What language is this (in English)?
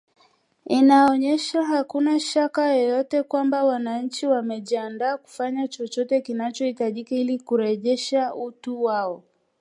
Swahili